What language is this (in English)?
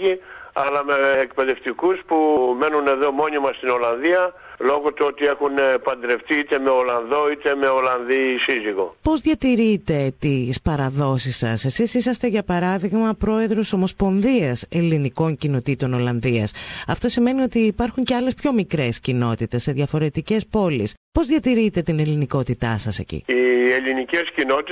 Greek